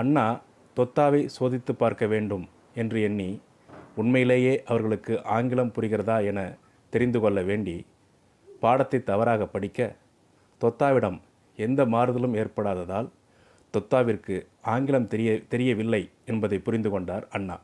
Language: Tamil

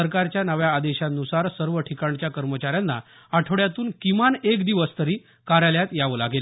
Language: Marathi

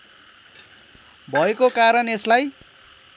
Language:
Nepali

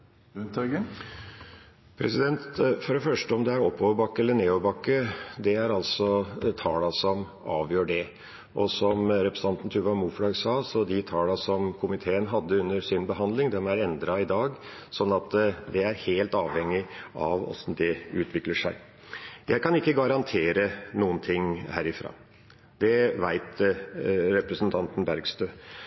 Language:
Norwegian Bokmål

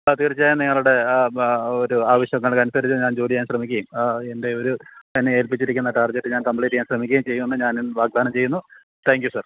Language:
Malayalam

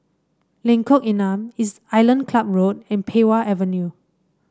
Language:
English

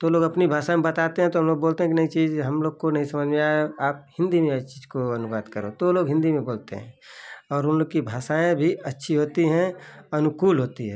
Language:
Hindi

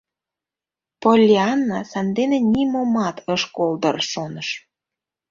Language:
Mari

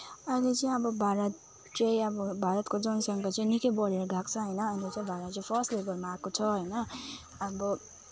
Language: Nepali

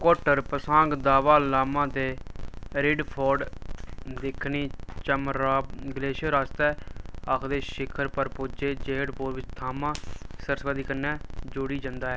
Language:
Dogri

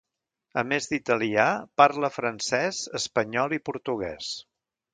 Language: Catalan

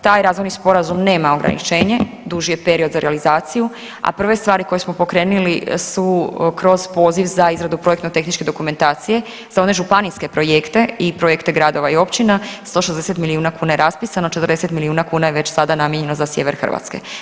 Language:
Croatian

